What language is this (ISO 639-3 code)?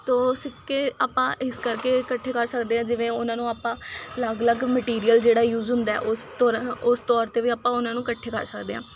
pan